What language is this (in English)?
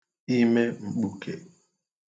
Igbo